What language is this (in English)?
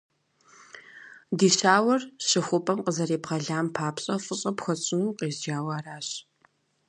Kabardian